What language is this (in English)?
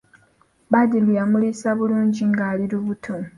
Ganda